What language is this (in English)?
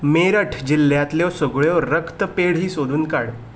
Konkani